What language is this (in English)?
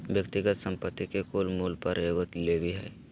Magahi